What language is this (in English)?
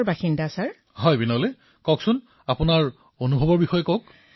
Assamese